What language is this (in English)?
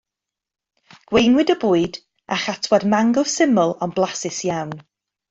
Welsh